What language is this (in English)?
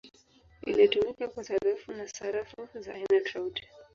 Swahili